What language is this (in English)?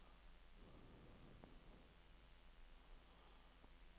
Norwegian